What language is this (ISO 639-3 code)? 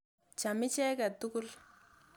kln